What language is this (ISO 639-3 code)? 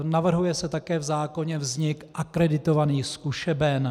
ces